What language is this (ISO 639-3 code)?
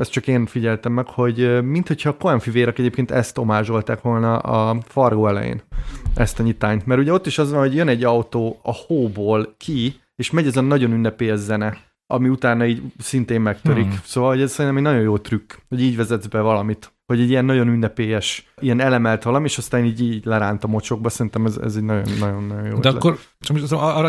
hun